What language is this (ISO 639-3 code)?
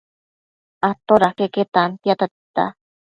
mcf